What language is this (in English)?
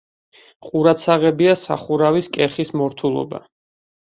Georgian